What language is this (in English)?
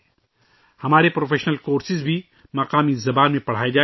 Urdu